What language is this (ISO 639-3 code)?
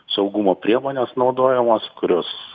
lit